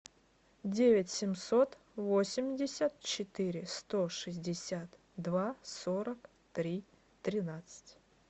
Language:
Russian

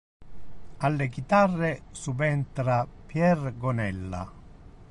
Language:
Italian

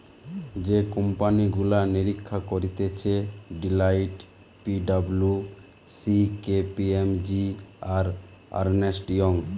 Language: Bangla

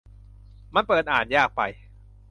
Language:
Thai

